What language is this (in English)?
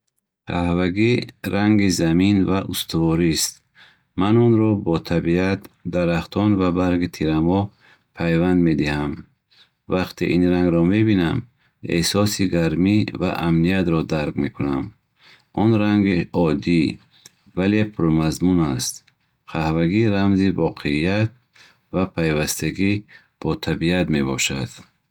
Bukharic